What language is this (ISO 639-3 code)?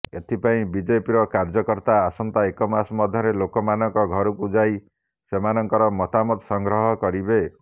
ori